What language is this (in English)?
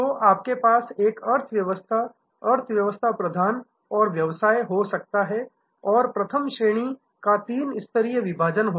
Hindi